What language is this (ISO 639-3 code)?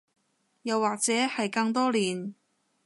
yue